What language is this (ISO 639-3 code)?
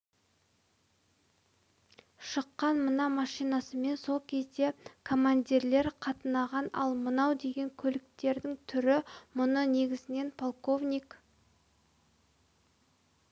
kaz